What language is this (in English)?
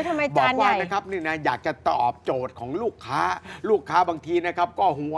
Thai